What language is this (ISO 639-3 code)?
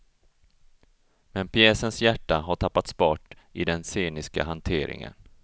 swe